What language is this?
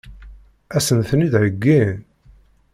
Kabyle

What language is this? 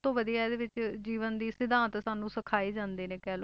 Punjabi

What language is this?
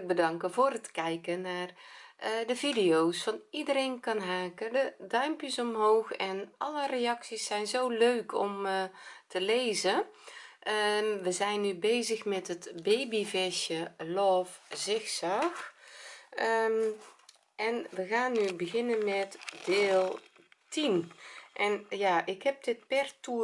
Dutch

